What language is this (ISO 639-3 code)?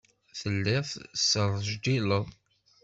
kab